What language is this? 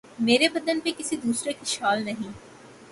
Urdu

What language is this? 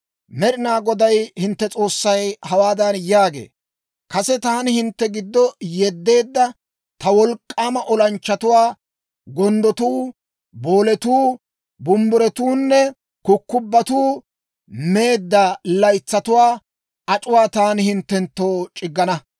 Dawro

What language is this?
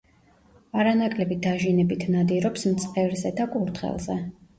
Georgian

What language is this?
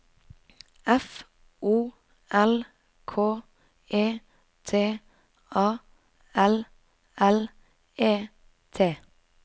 Norwegian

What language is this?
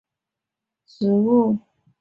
Chinese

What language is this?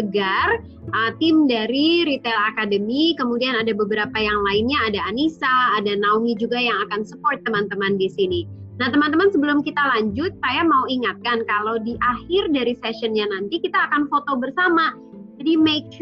Indonesian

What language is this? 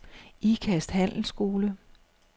Danish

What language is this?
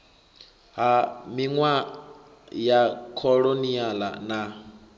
Venda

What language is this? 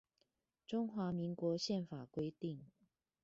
Chinese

